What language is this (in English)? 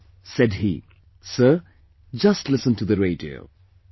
English